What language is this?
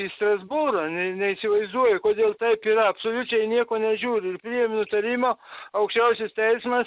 Lithuanian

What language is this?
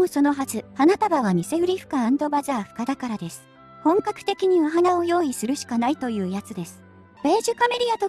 Japanese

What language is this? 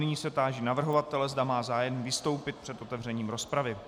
Czech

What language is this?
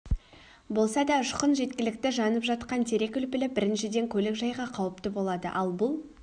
Kazakh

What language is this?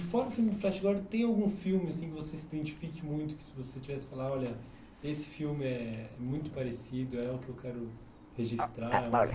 Portuguese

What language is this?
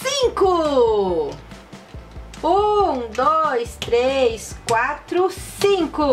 Portuguese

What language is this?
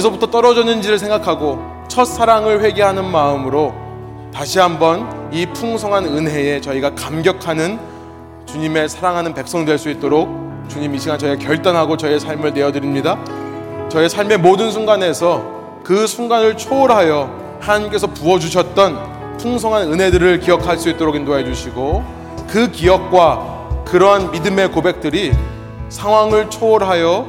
Korean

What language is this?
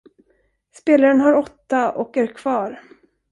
Swedish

